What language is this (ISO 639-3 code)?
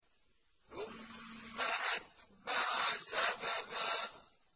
ara